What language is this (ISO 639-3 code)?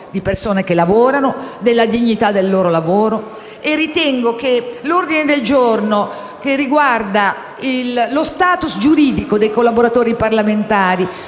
ita